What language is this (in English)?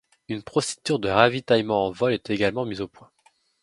French